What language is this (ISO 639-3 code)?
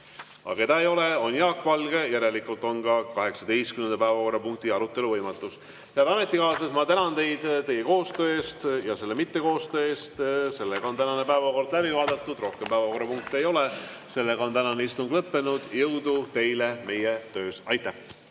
est